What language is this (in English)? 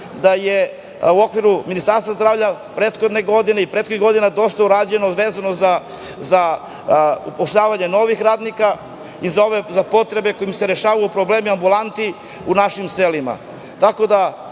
Serbian